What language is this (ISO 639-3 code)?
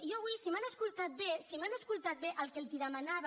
cat